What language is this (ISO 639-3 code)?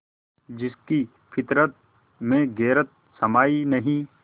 hin